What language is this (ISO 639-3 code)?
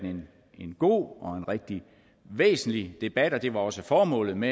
dan